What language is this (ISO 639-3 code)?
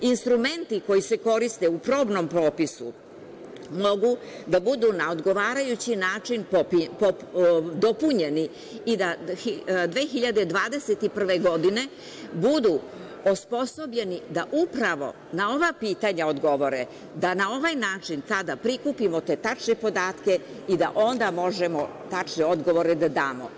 srp